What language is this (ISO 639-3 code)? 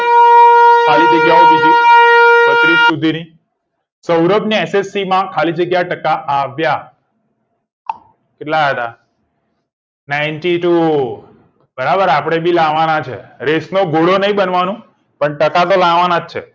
guj